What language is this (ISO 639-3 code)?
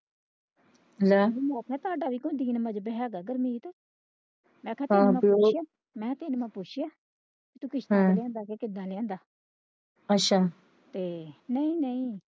pan